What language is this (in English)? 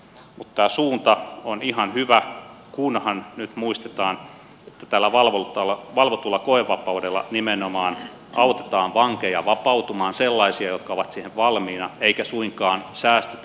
Finnish